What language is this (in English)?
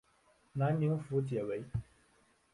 Chinese